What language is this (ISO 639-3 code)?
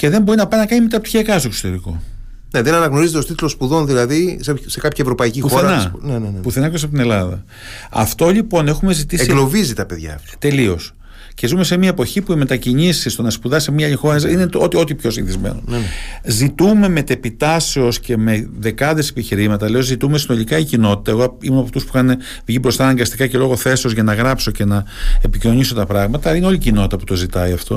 ell